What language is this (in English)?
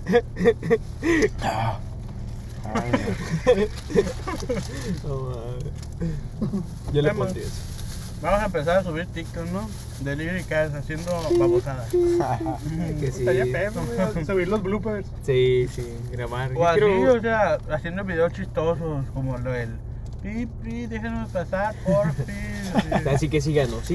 Spanish